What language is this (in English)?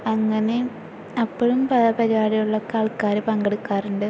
Malayalam